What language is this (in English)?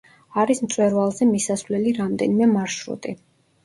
Georgian